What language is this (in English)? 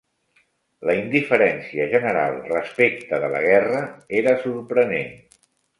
Catalan